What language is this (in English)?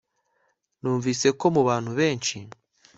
Kinyarwanda